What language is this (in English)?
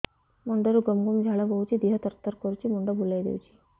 Odia